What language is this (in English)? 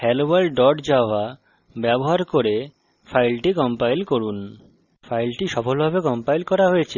Bangla